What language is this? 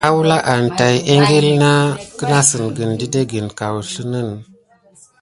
Gidar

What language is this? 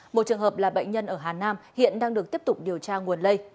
Vietnamese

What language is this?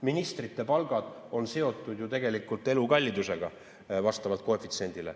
Estonian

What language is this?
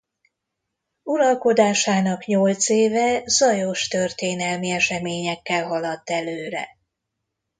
Hungarian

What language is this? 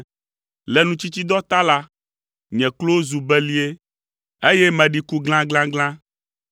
Ewe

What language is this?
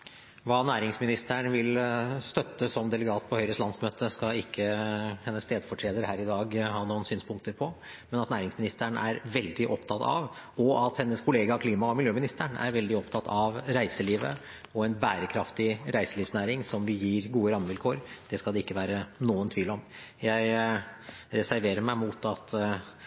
Norwegian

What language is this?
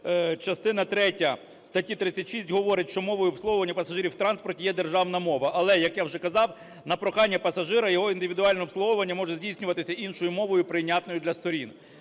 Ukrainian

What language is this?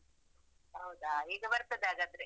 Kannada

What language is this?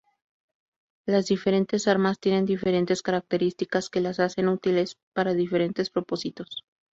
Spanish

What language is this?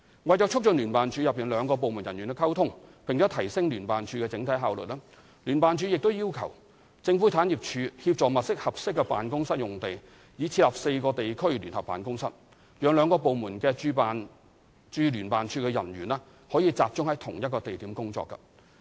Cantonese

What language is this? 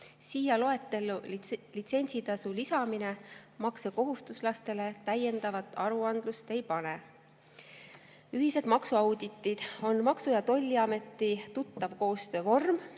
Estonian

